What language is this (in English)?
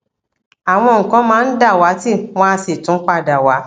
Yoruba